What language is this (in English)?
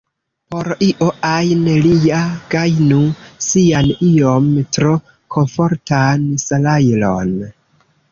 Esperanto